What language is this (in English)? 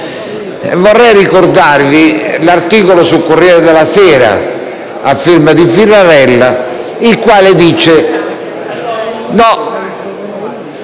Italian